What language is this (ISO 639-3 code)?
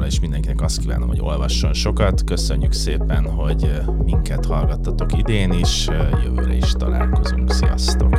hun